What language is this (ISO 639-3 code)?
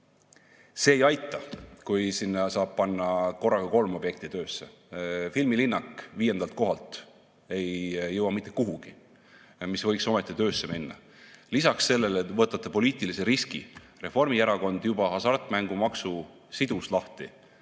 est